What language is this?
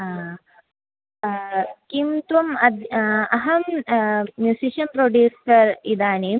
Sanskrit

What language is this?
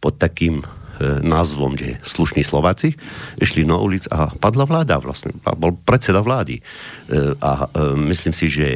Slovak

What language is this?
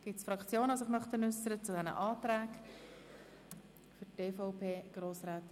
Swiss German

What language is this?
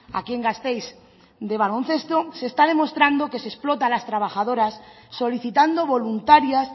Spanish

